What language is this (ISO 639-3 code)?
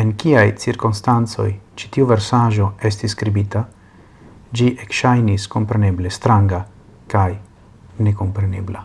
ita